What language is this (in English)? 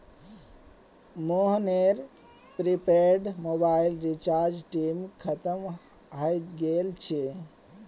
Magahi